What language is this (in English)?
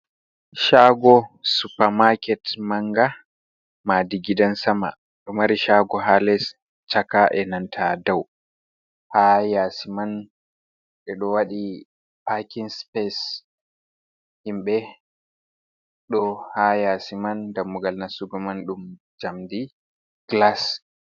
Fula